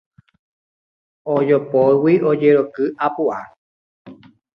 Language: Guarani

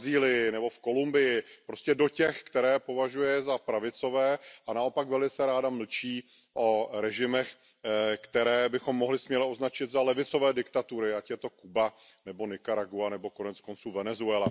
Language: Czech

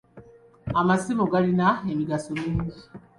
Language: Ganda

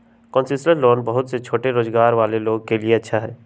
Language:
Magahi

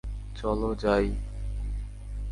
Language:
Bangla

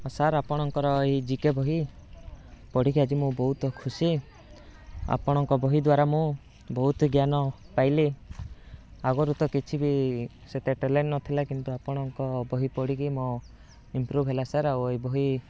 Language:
Odia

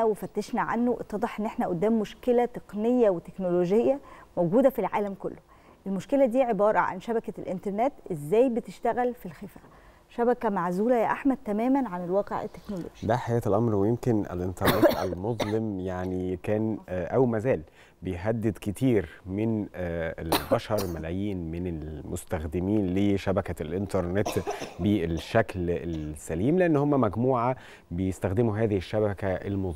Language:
Arabic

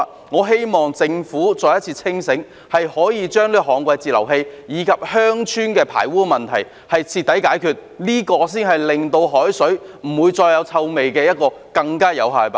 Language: Cantonese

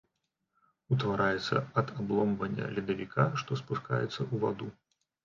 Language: Belarusian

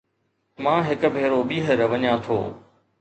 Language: Sindhi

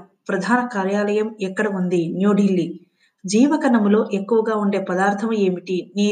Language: Telugu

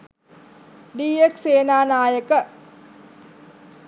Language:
Sinhala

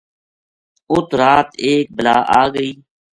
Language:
Gujari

